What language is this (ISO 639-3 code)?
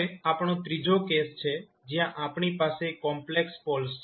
guj